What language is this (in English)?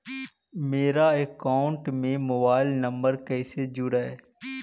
Magahi